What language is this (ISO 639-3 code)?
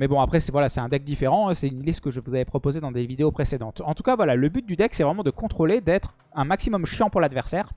fra